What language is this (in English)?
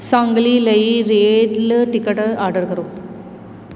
Punjabi